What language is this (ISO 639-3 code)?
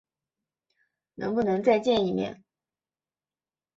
zho